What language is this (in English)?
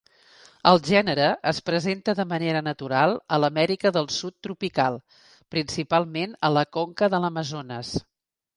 Catalan